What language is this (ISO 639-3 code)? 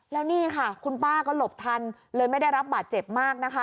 tha